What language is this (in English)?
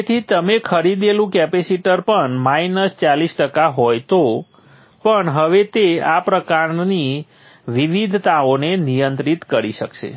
Gujarati